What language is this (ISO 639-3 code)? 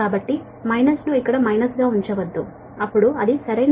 tel